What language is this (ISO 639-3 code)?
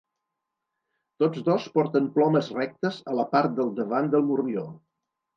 cat